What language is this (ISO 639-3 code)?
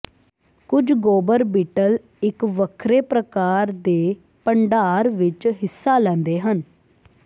pan